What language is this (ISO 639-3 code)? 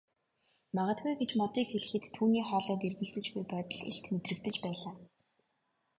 mon